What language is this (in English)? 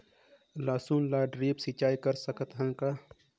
Chhattisgarhi